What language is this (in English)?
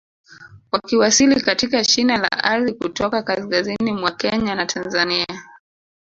Swahili